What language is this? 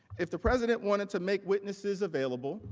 English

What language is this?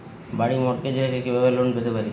Bangla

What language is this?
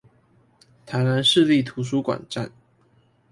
Chinese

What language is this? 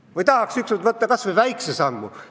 Estonian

